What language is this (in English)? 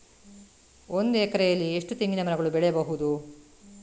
Kannada